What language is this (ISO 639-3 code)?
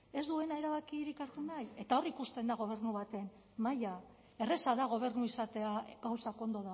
eus